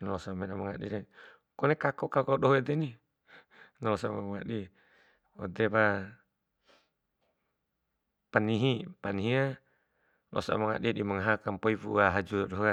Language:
Bima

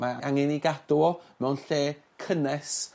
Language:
Welsh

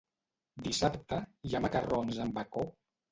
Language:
Catalan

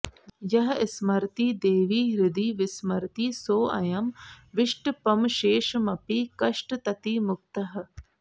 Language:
Sanskrit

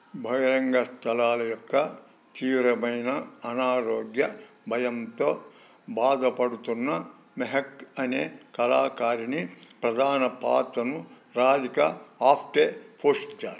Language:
Telugu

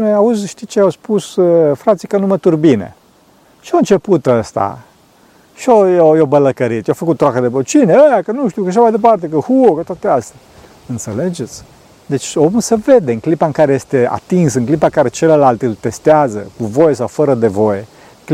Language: Romanian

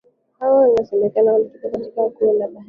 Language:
Swahili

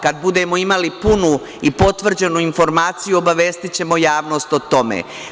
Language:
Serbian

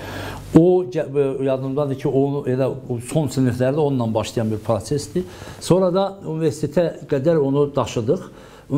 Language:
Turkish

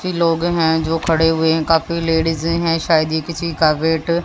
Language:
Hindi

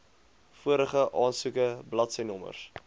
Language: Afrikaans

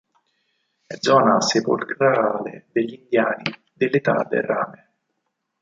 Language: Italian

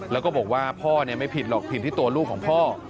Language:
Thai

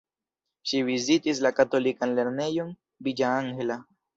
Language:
Esperanto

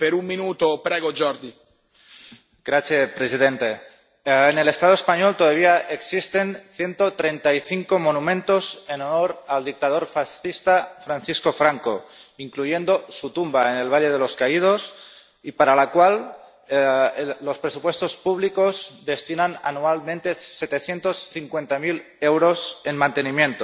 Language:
Spanish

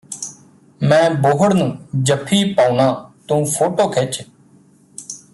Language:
Punjabi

